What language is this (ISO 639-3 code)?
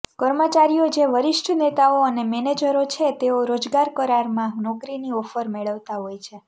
guj